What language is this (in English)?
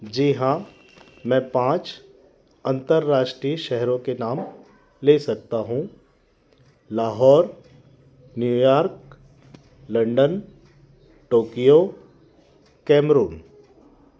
Hindi